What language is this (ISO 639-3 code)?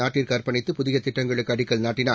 tam